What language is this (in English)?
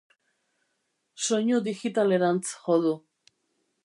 Basque